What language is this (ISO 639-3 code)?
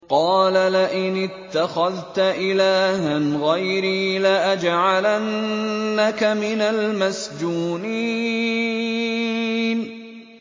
ara